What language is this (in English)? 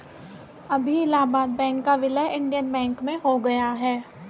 Hindi